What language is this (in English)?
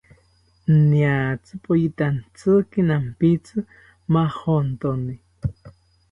South Ucayali Ashéninka